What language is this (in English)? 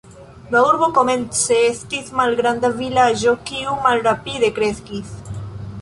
Esperanto